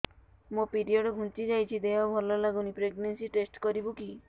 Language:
Odia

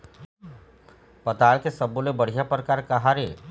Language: Chhattisgarhi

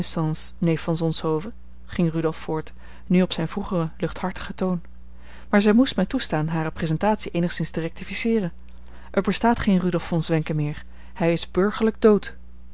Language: Dutch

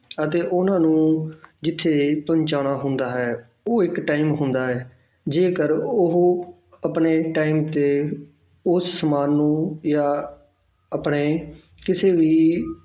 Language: Punjabi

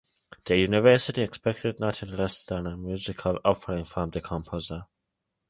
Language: English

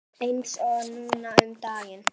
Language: Icelandic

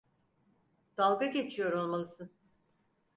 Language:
Turkish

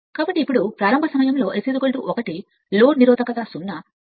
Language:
Telugu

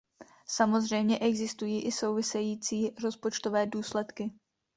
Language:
Czech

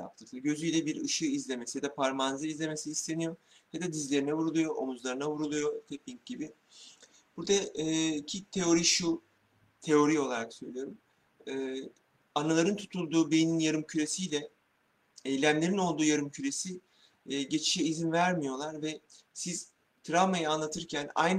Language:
Turkish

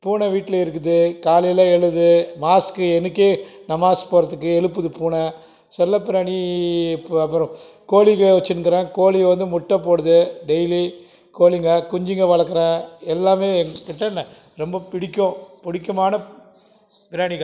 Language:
Tamil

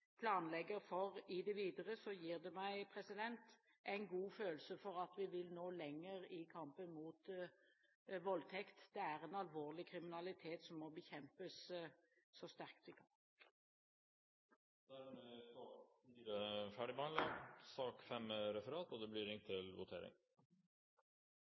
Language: Norwegian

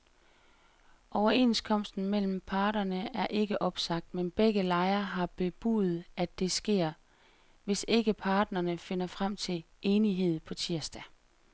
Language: Danish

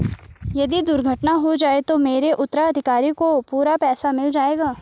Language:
Hindi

